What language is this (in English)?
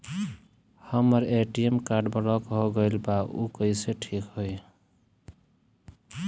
Bhojpuri